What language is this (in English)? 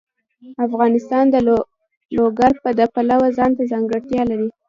Pashto